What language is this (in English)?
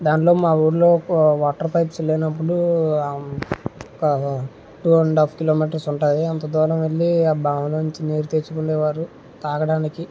Telugu